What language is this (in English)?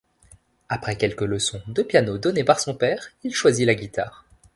French